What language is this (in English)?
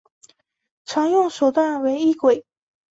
Chinese